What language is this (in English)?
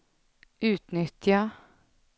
Swedish